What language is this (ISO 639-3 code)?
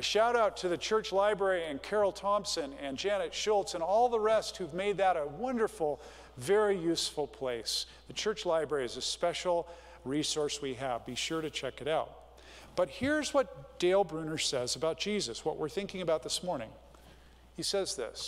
eng